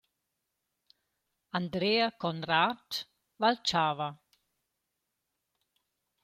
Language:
Romansh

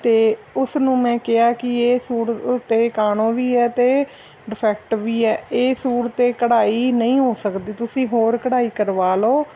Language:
Punjabi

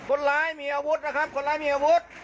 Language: Thai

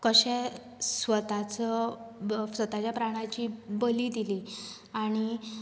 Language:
Konkani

